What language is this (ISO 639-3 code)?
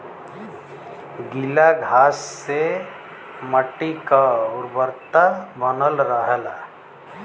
bho